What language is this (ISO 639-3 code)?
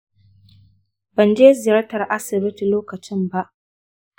hau